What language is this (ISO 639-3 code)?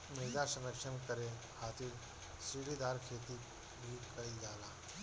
bho